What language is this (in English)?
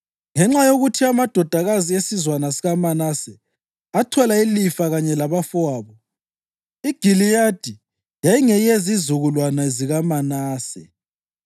North Ndebele